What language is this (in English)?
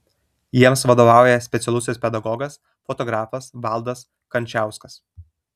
Lithuanian